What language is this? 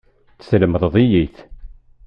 Kabyle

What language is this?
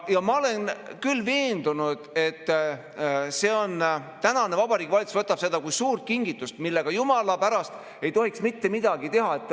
Estonian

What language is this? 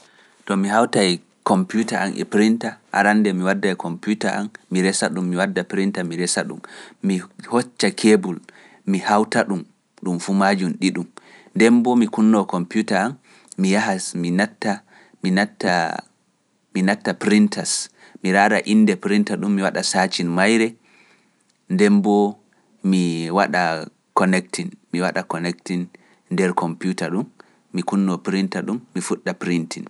Pular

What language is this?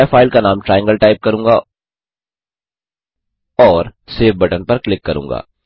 Hindi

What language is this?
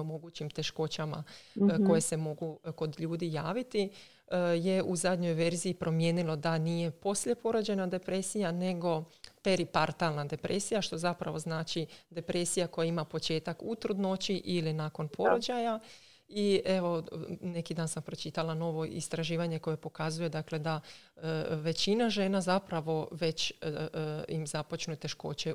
Croatian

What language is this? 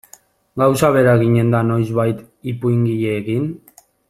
Basque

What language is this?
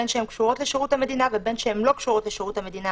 Hebrew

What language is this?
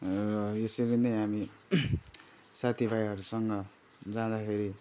Nepali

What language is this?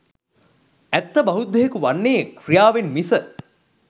Sinhala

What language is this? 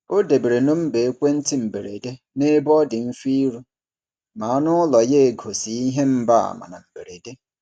Igbo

